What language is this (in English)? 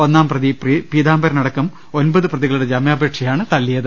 Malayalam